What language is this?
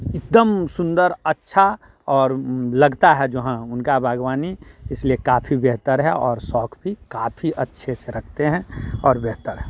Hindi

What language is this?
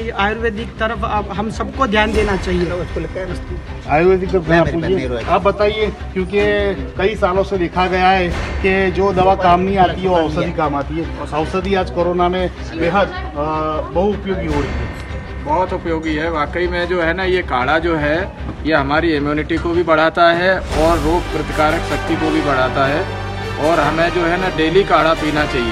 Hindi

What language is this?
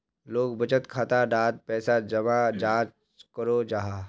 Magahi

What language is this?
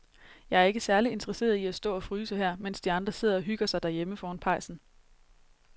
Danish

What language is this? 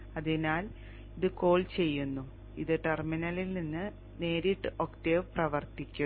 Malayalam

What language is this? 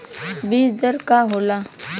Bhojpuri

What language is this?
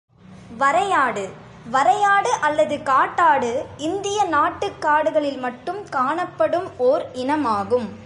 Tamil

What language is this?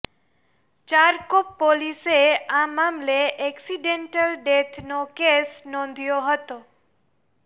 Gujarati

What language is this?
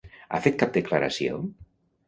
Catalan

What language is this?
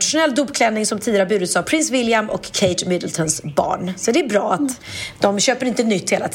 Swedish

